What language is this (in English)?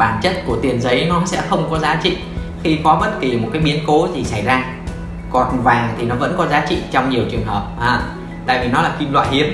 Vietnamese